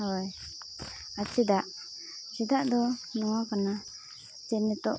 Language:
Santali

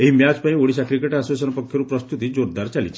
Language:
Odia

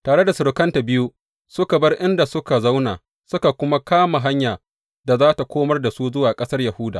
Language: Hausa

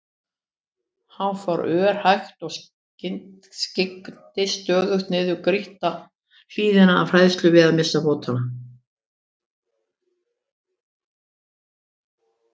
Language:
Icelandic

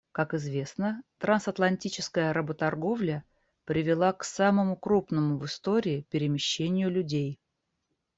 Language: Russian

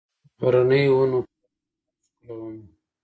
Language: Pashto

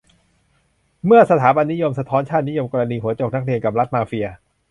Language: Thai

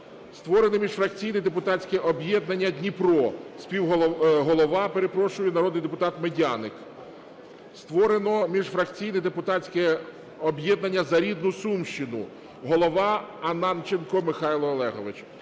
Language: Ukrainian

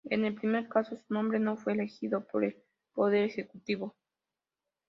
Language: Spanish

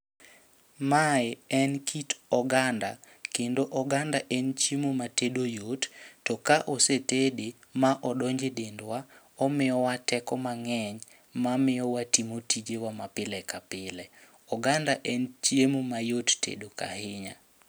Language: Luo (Kenya and Tanzania)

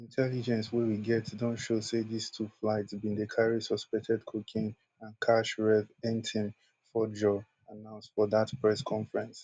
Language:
Nigerian Pidgin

